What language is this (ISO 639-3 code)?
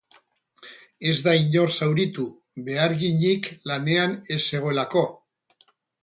eus